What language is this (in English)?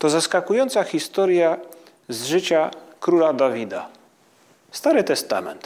Polish